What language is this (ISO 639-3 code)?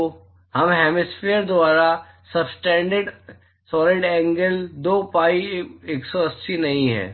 hin